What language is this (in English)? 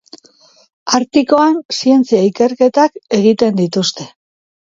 Basque